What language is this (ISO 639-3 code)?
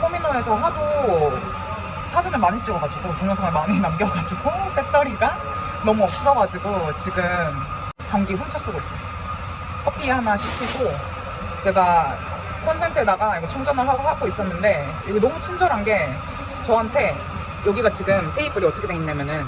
kor